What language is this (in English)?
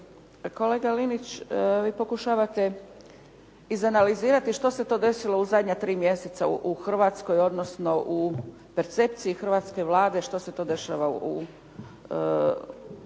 Croatian